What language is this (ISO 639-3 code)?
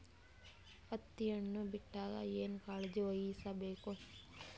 kan